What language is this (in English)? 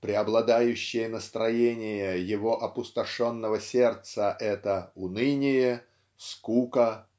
Russian